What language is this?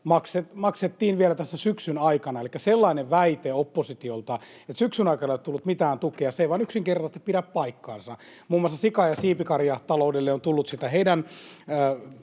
Finnish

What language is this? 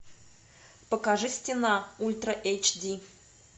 Russian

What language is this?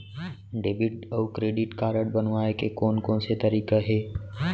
Chhattisgarhi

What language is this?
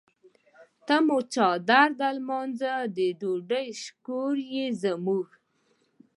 Pashto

